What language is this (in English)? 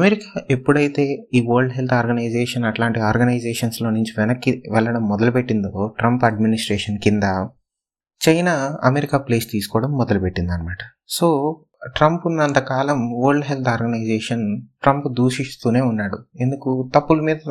Telugu